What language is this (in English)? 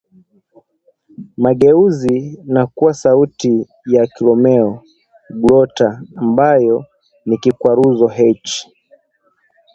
Swahili